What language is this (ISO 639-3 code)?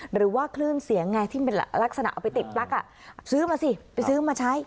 tha